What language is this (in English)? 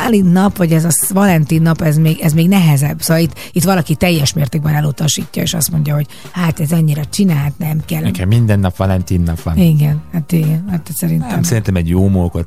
Hungarian